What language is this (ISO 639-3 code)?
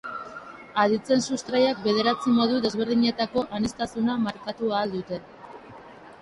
eus